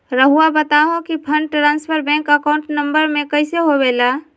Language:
Magahi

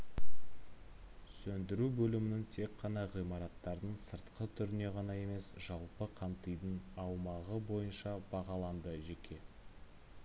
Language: Kazakh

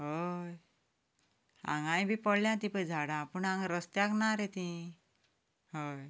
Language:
Konkani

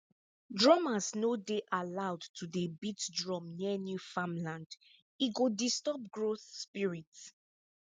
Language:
Nigerian Pidgin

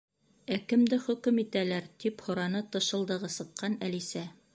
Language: Bashkir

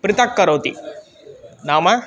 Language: Sanskrit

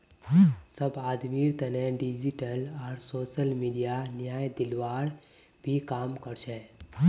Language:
Magahi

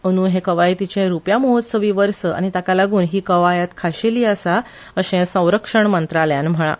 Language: Konkani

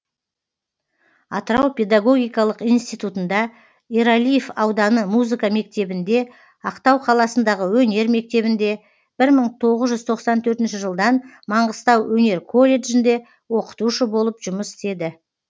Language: Kazakh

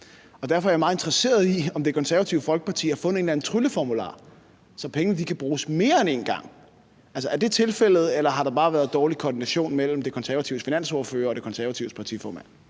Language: Danish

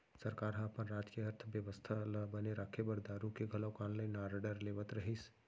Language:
Chhattisgarhi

